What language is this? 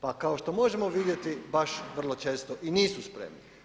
Croatian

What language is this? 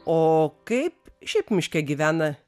Lithuanian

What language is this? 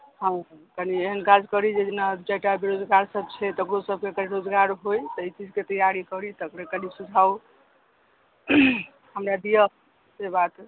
Maithili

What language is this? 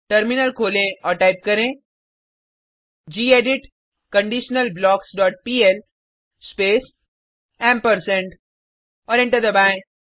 Hindi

